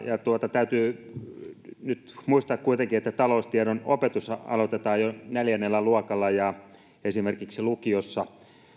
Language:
Finnish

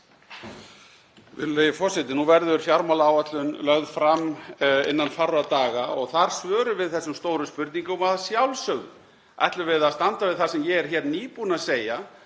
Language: Icelandic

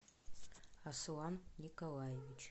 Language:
Russian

